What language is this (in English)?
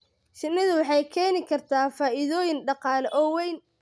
Somali